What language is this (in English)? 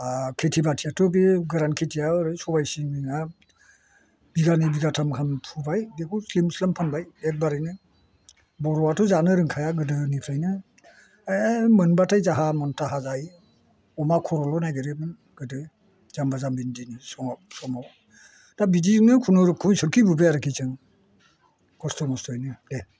Bodo